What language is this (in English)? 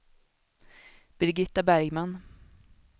Swedish